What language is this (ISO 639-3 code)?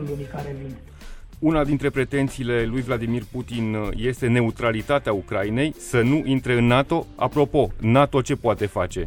ron